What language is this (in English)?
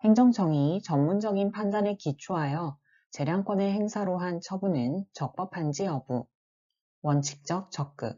Korean